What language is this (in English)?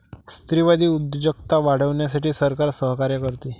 Marathi